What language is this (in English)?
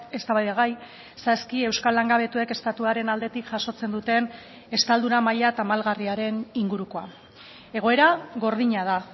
Basque